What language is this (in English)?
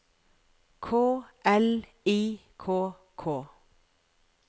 Norwegian